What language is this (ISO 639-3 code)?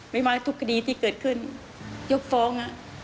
tha